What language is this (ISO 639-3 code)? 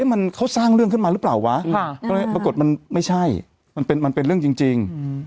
tha